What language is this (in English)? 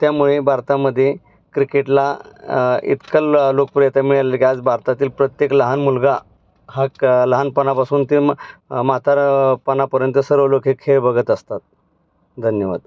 Marathi